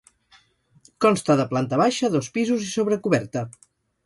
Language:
Catalan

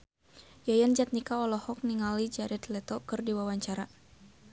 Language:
Sundanese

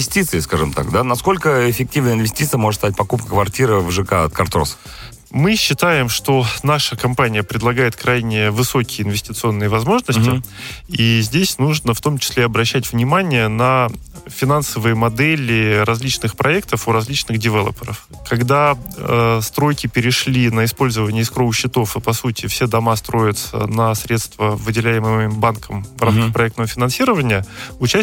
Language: Russian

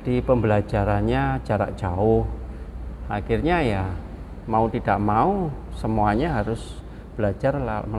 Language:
Indonesian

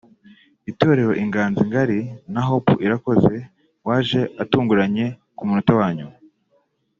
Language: Kinyarwanda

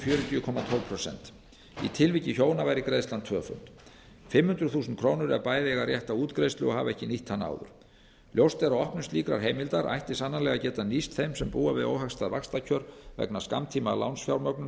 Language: Icelandic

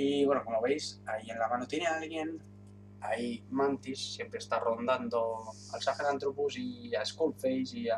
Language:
Spanish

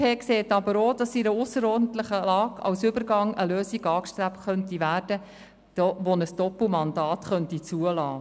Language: Swiss German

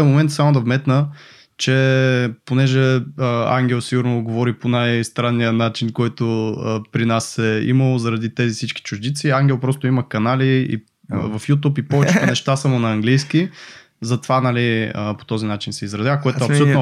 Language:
Bulgarian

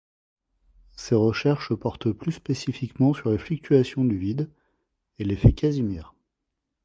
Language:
French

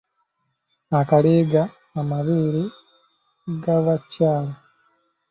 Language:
Ganda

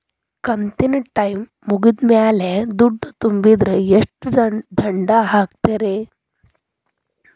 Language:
Kannada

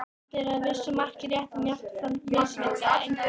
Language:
Icelandic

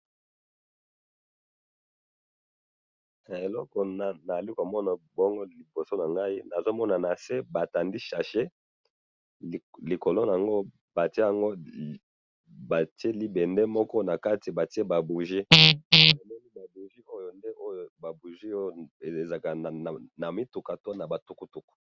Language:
Lingala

